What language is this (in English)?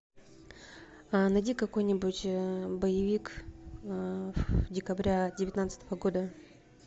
Russian